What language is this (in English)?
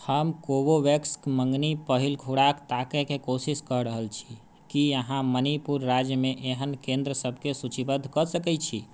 Maithili